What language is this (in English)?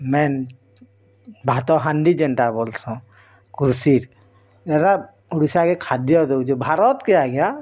Odia